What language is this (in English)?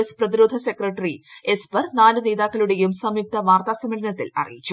Malayalam